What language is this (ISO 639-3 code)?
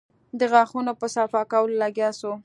pus